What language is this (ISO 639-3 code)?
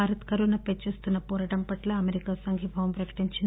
tel